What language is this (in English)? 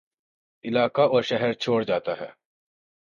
Urdu